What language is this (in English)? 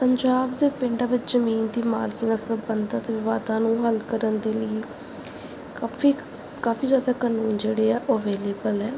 Punjabi